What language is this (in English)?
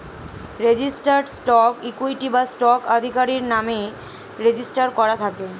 Bangla